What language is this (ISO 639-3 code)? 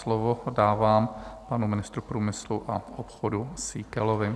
ces